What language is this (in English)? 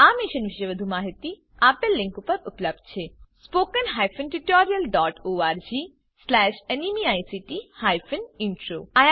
Gujarati